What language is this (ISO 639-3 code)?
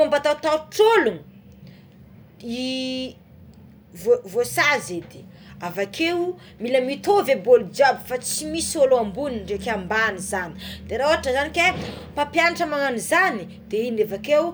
xmw